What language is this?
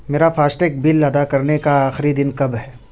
Urdu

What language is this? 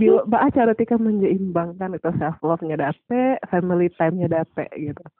Indonesian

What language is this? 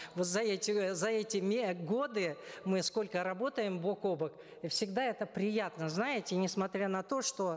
Kazakh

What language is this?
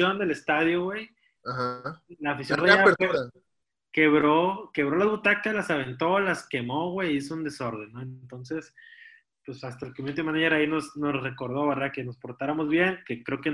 Spanish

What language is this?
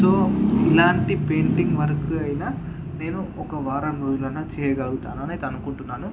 Telugu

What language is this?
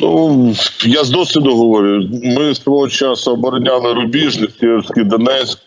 Ukrainian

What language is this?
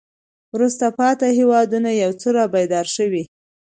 Pashto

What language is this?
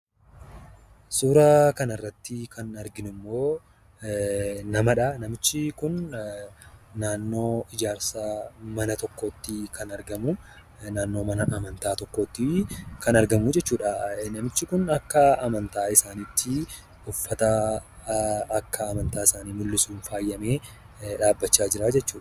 Oromo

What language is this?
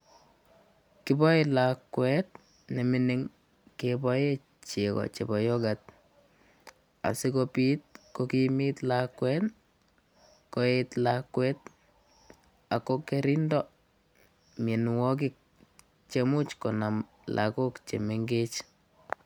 Kalenjin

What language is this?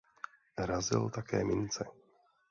Czech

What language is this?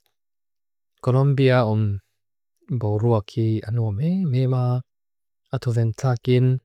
Mizo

